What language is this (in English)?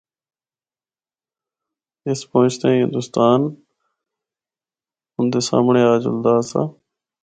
Northern Hindko